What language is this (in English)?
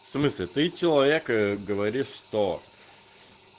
Russian